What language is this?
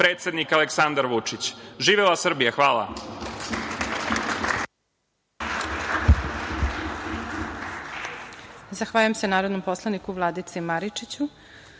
Serbian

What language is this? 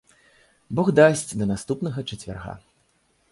Belarusian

